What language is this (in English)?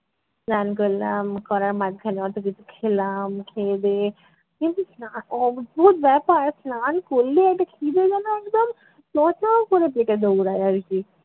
Bangla